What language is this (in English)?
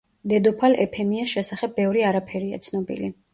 Georgian